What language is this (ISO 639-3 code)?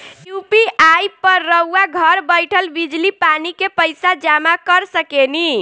bho